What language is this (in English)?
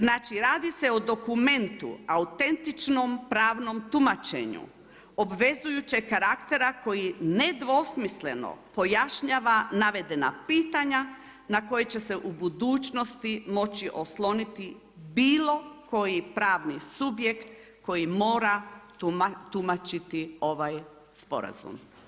Croatian